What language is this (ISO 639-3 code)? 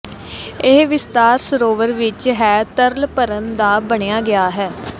pan